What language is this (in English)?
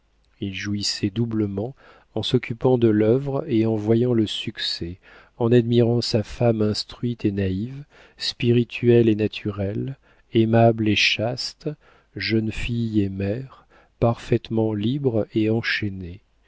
French